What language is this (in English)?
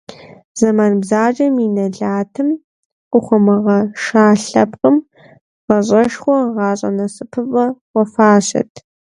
Kabardian